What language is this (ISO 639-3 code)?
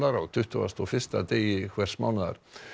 isl